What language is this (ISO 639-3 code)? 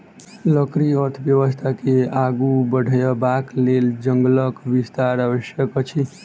mai